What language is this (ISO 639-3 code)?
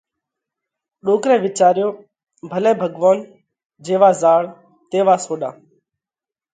kvx